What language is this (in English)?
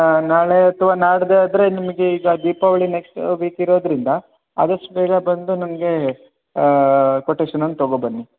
Kannada